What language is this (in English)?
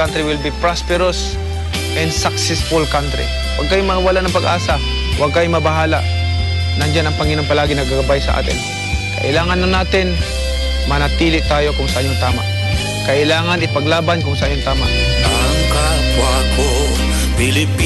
Filipino